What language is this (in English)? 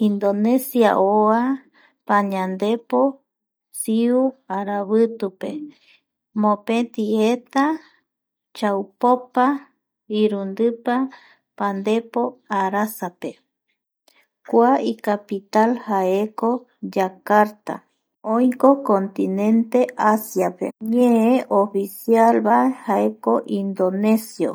Eastern Bolivian Guaraní